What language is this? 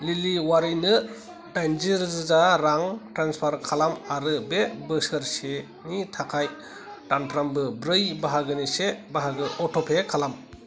Bodo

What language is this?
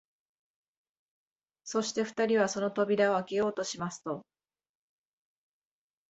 Japanese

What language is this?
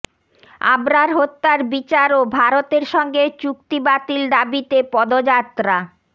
Bangla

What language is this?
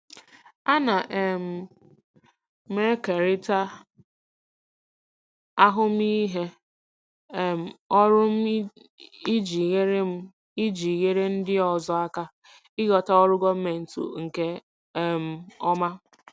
Igbo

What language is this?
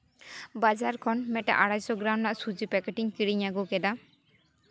Santali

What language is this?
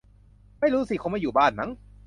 Thai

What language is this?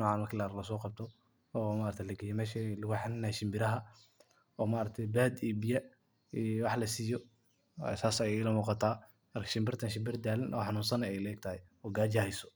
Somali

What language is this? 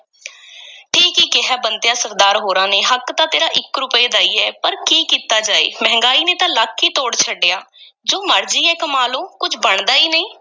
Punjabi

